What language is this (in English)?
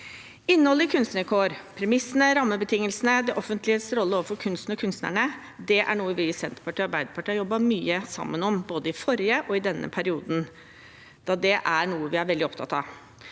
Norwegian